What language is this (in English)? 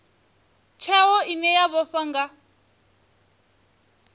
Venda